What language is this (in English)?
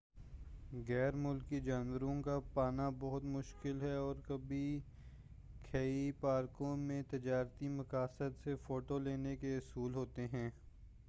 Urdu